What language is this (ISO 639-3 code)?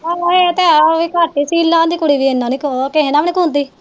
pan